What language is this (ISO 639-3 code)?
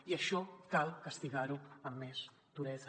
cat